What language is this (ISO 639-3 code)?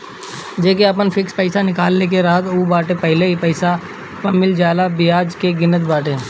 bho